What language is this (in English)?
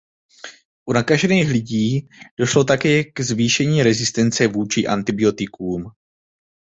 Czech